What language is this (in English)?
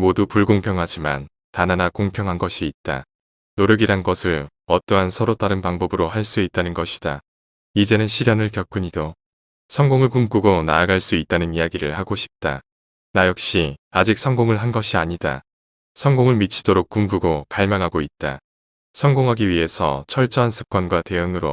Korean